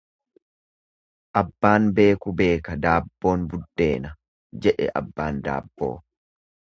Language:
Oromo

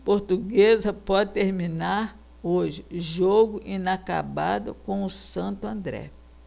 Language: Portuguese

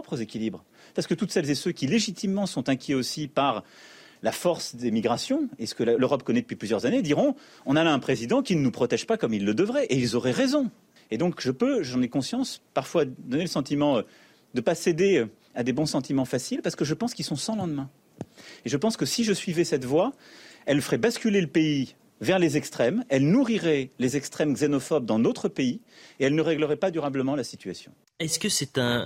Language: French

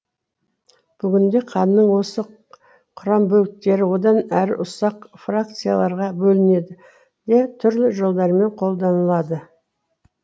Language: Kazakh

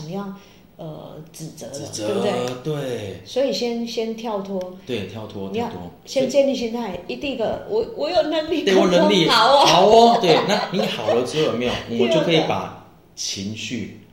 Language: Chinese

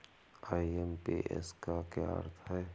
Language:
Hindi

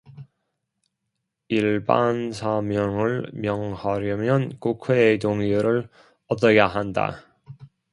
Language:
Korean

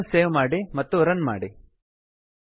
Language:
Kannada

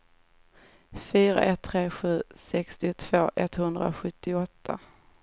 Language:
Swedish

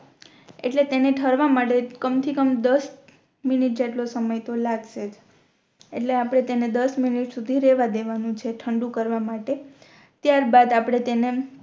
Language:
Gujarati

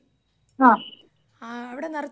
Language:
Malayalam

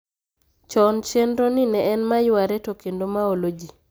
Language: Luo (Kenya and Tanzania)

